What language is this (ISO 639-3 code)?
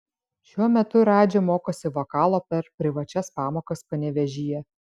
lit